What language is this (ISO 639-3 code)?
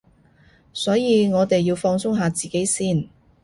yue